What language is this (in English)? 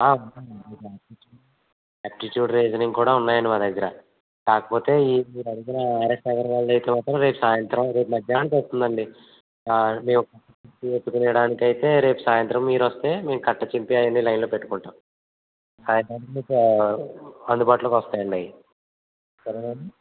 Telugu